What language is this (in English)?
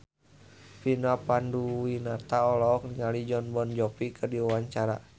Sundanese